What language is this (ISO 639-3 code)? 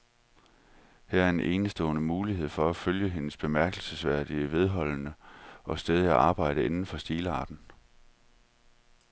dan